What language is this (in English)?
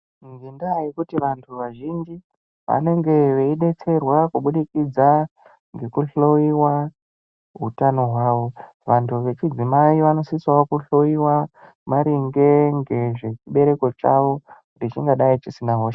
Ndau